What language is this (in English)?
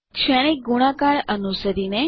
Gujarati